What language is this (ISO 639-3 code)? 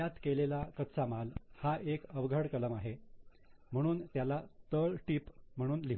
mar